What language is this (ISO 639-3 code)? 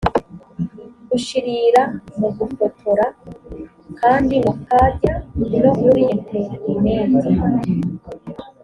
kin